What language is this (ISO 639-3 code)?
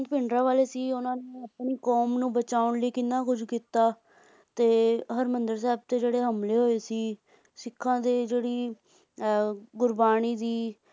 pan